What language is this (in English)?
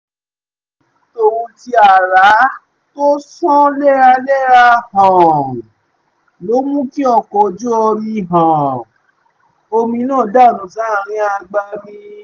Yoruba